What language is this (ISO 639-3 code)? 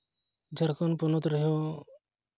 sat